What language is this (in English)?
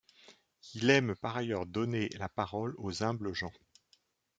French